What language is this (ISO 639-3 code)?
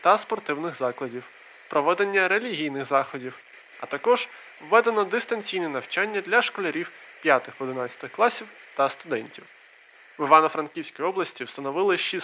ukr